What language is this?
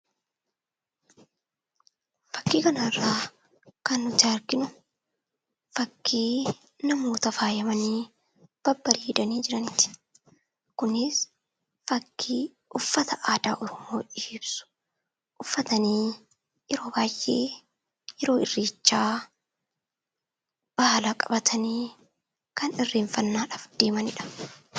Oromo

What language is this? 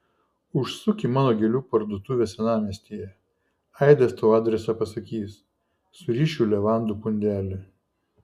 Lithuanian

